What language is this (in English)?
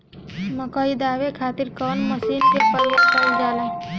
Bhojpuri